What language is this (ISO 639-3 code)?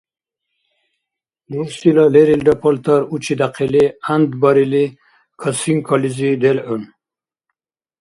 dar